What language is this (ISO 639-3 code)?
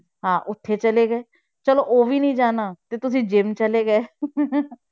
pan